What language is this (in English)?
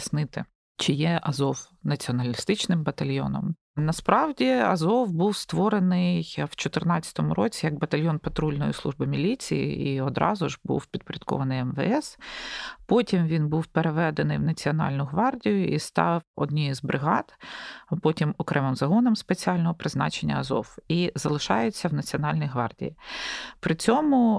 Ukrainian